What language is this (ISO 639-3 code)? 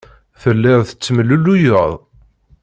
kab